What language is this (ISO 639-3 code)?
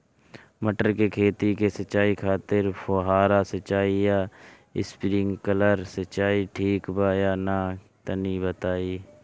bho